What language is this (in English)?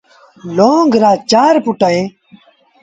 Sindhi Bhil